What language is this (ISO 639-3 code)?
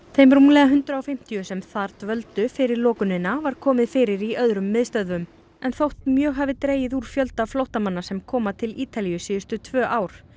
isl